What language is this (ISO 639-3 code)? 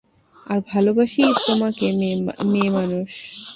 ben